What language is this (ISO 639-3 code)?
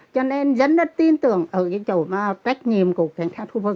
vie